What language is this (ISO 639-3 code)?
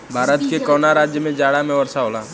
bho